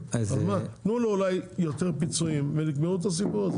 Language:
Hebrew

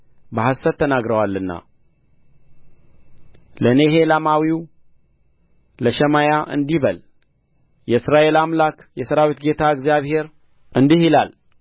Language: Amharic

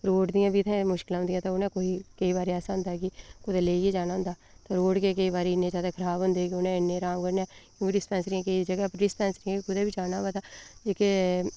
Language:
Dogri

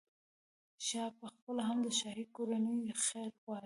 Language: Pashto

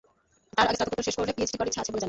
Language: Bangla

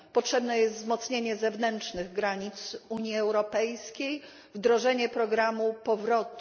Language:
Polish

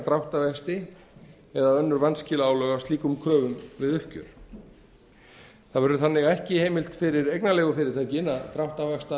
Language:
Icelandic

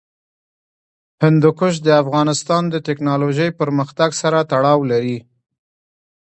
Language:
Pashto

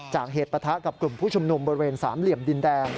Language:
Thai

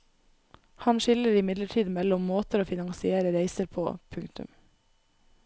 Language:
Norwegian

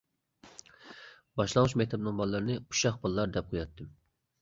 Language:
Uyghur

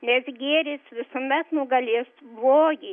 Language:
Lithuanian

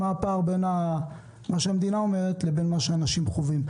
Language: Hebrew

